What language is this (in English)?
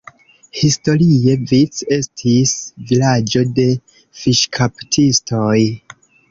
Esperanto